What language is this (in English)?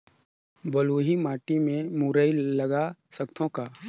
Chhattisgarhi